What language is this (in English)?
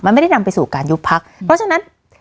Thai